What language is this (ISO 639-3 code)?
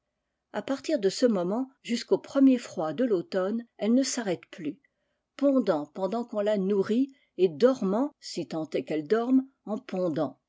fra